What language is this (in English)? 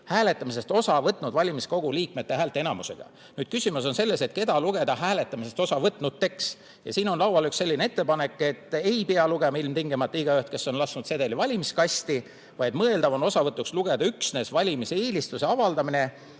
Estonian